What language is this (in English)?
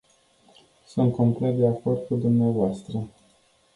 Romanian